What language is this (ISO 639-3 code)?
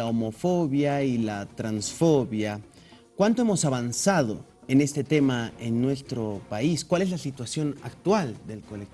spa